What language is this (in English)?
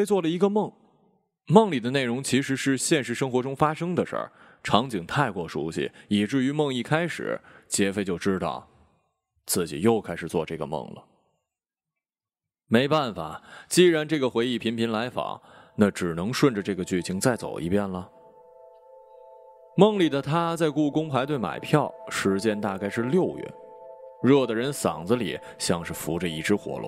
Chinese